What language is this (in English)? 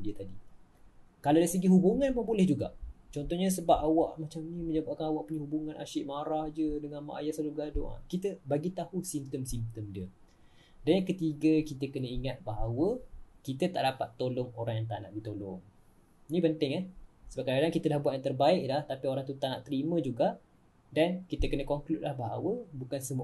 Malay